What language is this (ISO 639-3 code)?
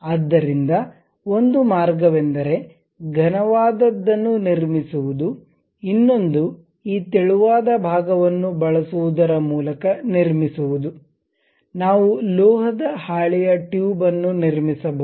kan